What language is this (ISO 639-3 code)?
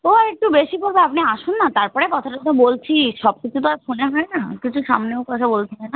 ben